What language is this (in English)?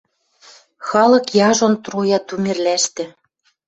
Western Mari